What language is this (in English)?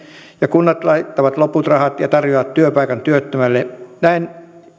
Finnish